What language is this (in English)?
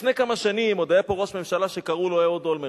Hebrew